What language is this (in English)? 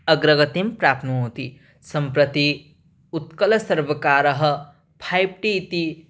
Sanskrit